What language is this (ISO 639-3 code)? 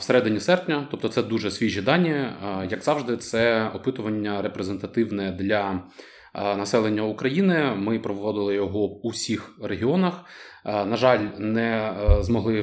ukr